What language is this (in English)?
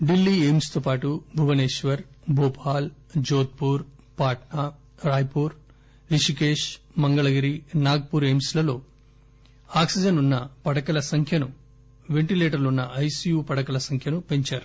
Telugu